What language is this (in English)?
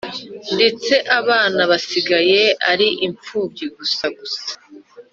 Kinyarwanda